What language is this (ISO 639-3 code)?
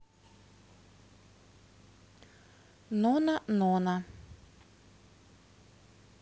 rus